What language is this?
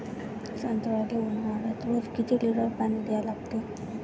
Marathi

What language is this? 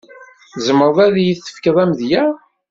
Kabyle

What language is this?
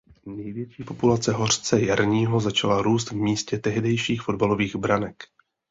Czech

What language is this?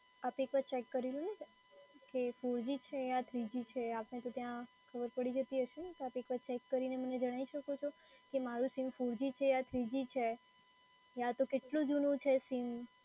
Gujarati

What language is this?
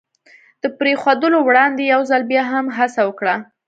Pashto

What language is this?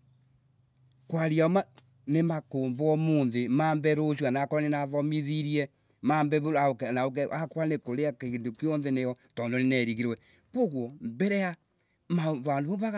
Embu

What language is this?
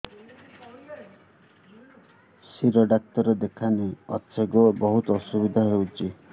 Odia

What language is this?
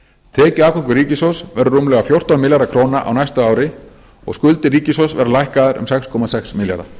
Icelandic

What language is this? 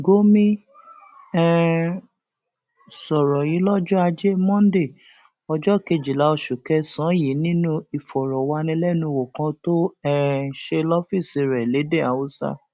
Yoruba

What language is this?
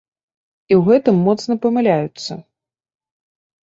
Belarusian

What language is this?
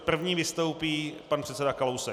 Czech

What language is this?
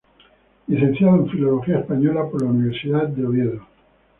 Spanish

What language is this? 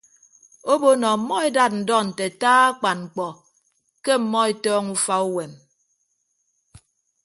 Ibibio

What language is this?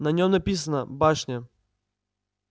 Russian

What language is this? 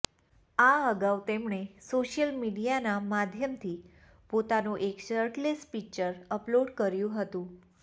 Gujarati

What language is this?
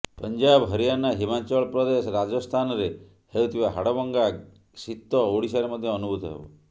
Odia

